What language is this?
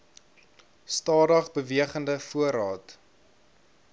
Afrikaans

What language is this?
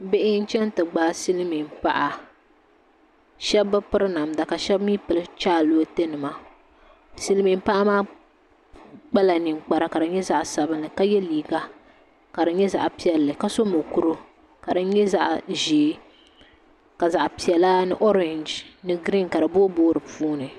Dagbani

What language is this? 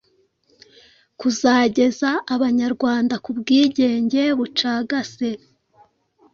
Kinyarwanda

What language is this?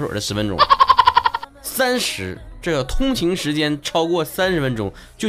Chinese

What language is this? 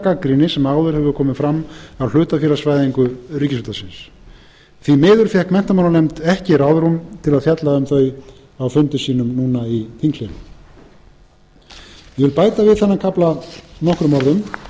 Icelandic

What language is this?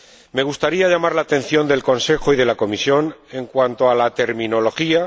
Spanish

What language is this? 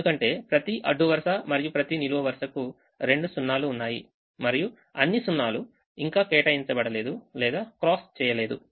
Telugu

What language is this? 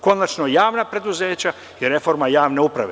Serbian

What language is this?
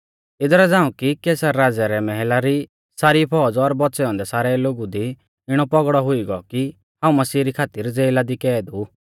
Mahasu Pahari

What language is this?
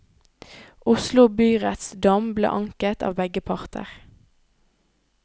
Norwegian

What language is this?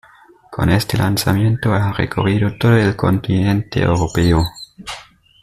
Spanish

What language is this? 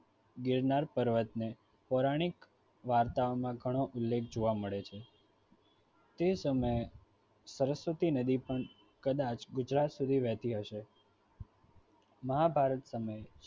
Gujarati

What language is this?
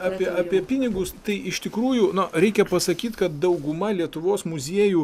Lithuanian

